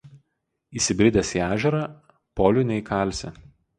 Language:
Lithuanian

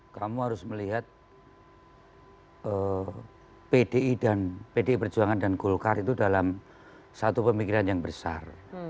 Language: Indonesian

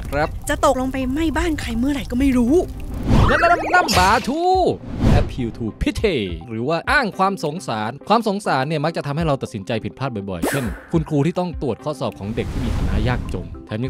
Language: Thai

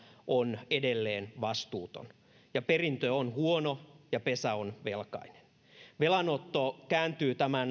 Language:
Finnish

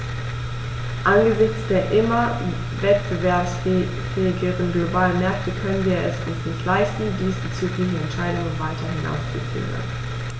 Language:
German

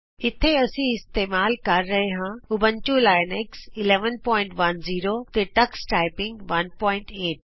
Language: Punjabi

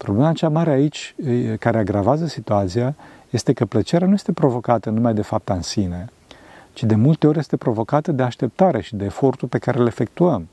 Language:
Romanian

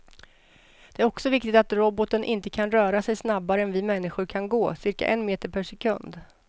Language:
Swedish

